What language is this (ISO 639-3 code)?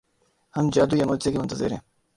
urd